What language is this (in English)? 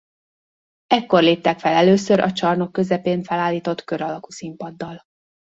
Hungarian